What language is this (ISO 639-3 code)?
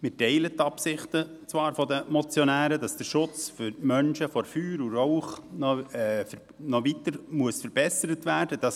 gsw